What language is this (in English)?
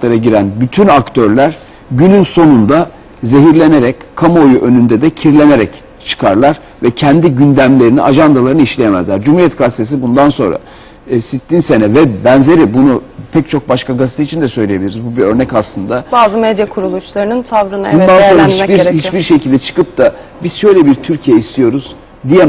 Turkish